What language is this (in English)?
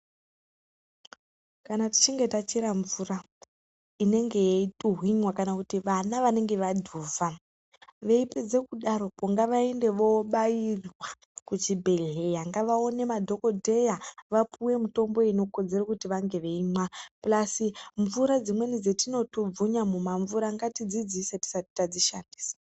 Ndau